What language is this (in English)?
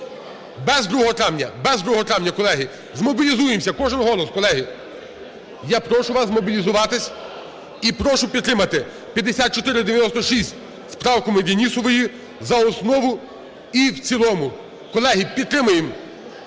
Ukrainian